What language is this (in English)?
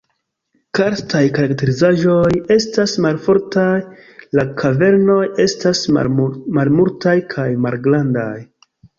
Esperanto